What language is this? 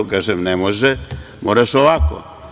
Serbian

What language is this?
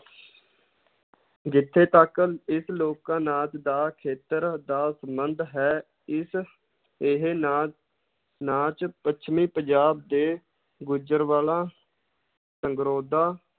Punjabi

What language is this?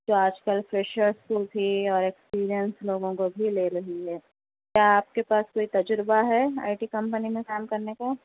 Urdu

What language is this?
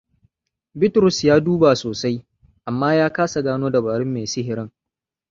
Hausa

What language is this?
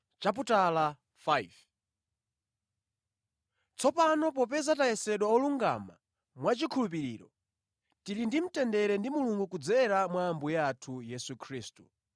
Nyanja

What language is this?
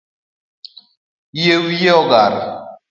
Luo (Kenya and Tanzania)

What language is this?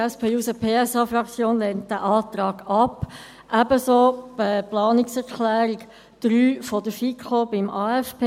Swiss German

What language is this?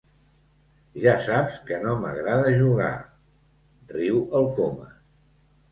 Catalan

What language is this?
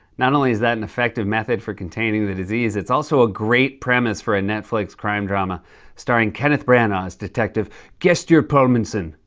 English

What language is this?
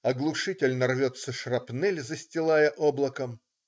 Russian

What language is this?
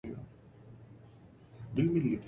Arabic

